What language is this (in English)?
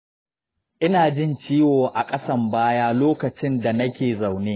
Hausa